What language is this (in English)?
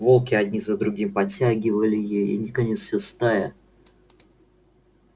Russian